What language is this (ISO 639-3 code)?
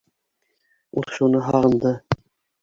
bak